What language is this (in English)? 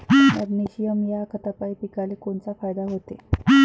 Marathi